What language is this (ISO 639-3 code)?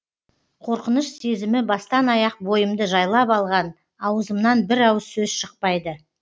kaz